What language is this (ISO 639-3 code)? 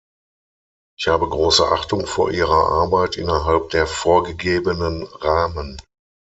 deu